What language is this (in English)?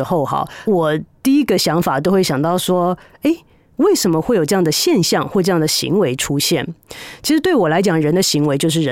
Chinese